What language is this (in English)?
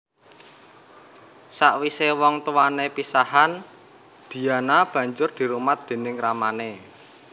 Javanese